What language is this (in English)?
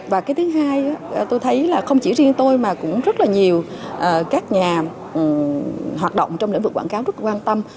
Vietnamese